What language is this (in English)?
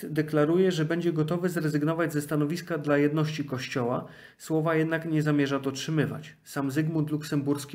Polish